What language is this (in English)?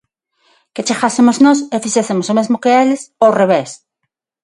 Galician